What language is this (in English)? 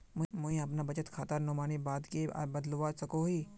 Magahi